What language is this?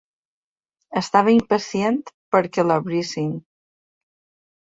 Catalan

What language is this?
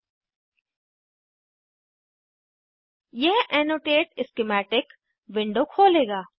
Hindi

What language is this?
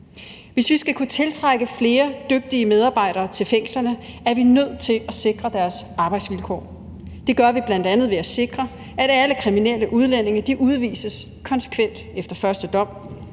Danish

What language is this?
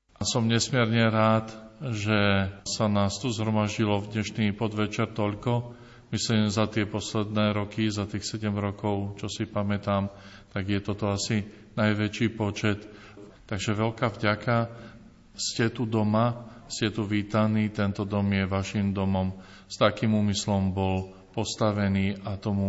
Slovak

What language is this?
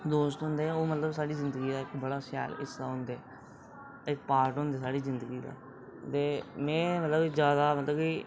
Dogri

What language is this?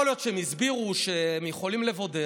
Hebrew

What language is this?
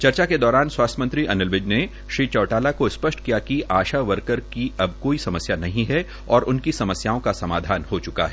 Hindi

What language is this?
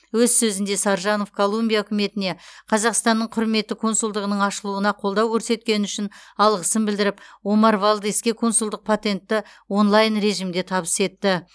Kazakh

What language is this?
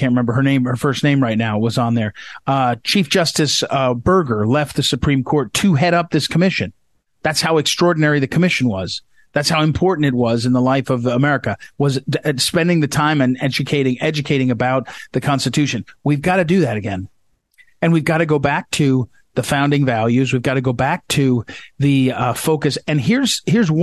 English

